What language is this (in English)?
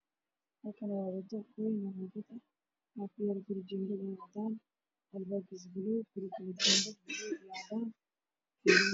Somali